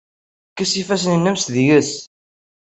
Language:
Kabyle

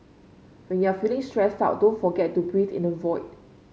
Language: English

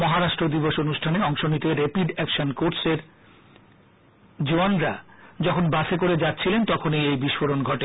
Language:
Bangla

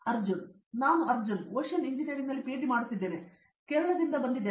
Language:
Kannada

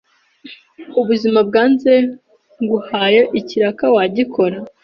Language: Kinyarwanda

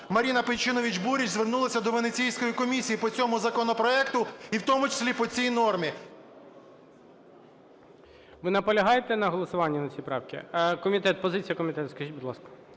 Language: Ukrainian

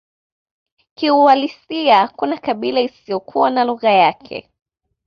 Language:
Swahili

